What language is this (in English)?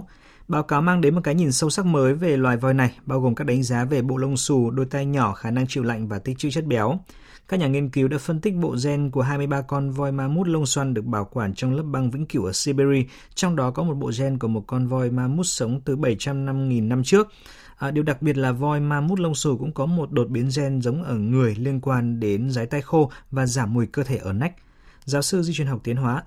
Vietnamese